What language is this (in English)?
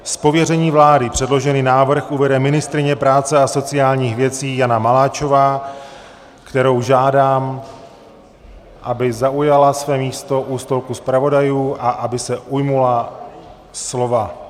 Czech